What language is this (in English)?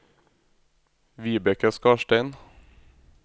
Norwegian